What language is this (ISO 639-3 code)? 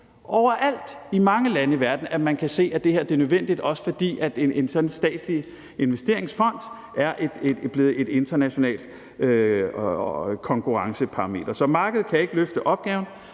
dan